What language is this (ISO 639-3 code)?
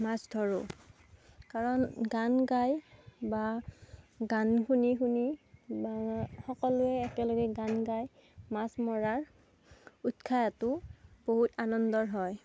asm